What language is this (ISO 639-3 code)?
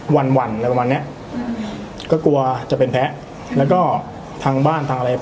tha